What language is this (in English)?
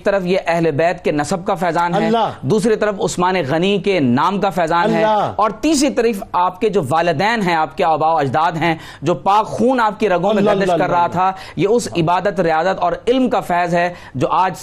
Urdu